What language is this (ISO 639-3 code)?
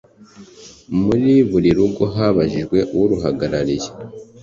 kin